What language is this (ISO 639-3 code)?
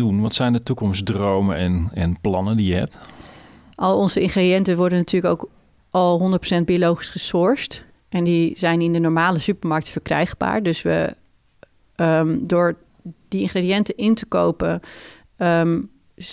nld